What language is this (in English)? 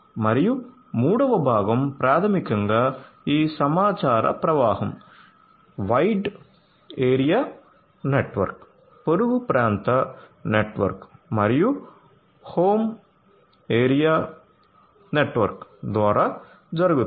Telugu